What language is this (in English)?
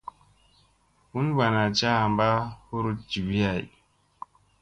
Musey